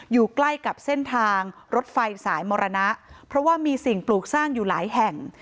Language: Thai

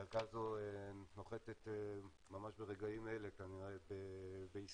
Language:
Hebrew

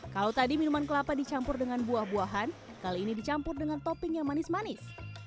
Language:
Indonesian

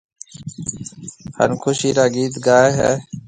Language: Marwari (Pakistan)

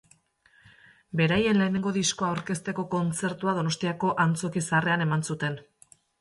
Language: Basque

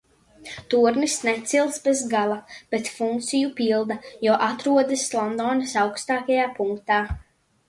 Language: Latvian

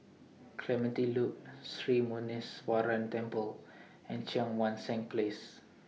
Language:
English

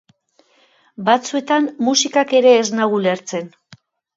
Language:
Basque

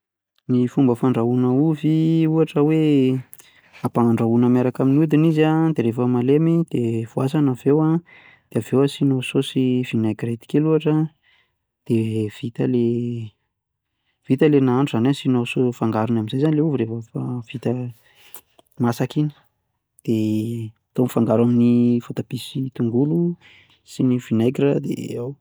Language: Malagasy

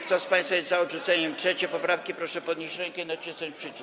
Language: Polish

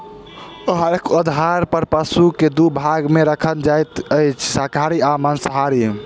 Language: Maithili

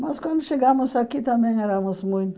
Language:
Portuguese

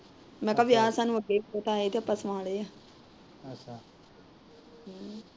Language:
Punjabi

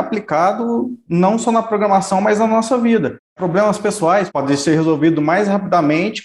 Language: Portuguese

